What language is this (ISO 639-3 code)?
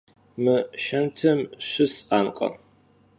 kbd